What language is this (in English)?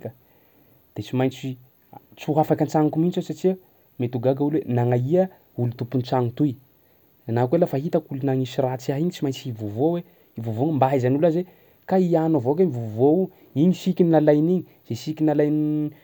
Sakalava Malagasy